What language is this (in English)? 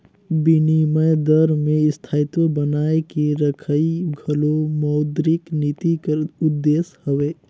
Chhattisgarhi